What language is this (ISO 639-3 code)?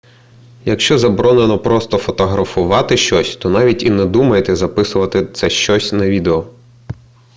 ukr